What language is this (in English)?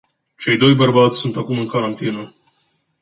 Romanian